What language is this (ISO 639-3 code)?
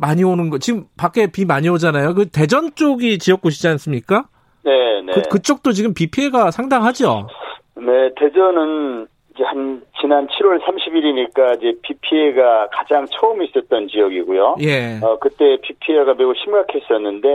kor